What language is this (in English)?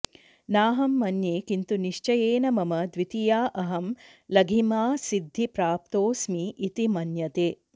Sanskrit